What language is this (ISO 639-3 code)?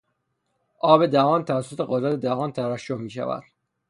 fas